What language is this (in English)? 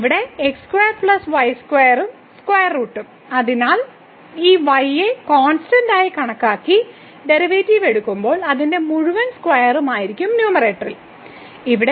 Malayalam